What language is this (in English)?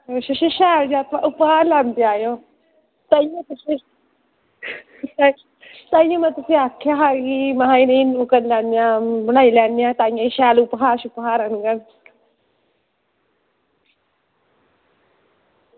Dogri